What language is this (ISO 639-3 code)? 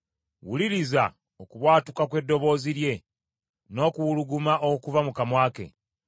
lug